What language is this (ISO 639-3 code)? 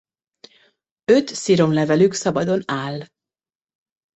hun